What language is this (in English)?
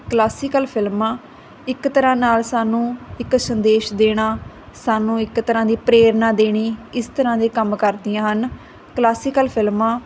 Punjabi